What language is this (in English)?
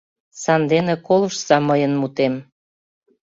Mari